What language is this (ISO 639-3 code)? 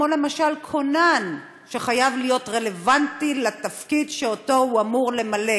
heb